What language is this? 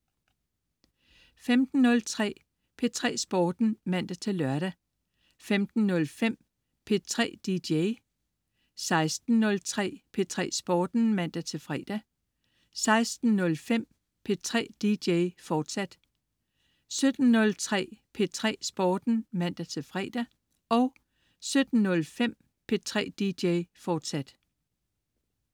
Danish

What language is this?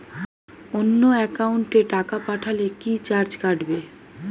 Bangla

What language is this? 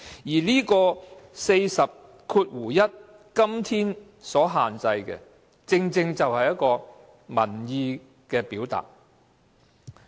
Cantonese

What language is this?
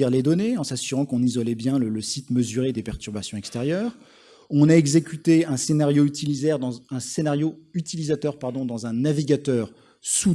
French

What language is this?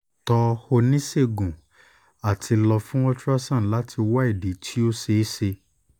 Yoruba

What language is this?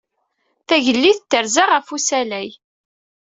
Kabyle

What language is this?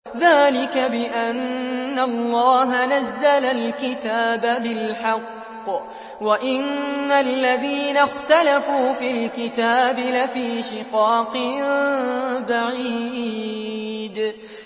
Arabic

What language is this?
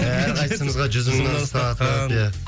Kazakh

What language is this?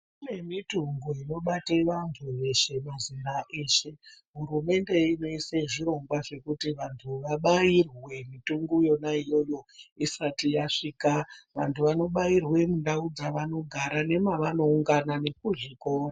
Ndau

